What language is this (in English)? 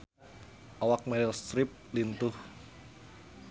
Sundanese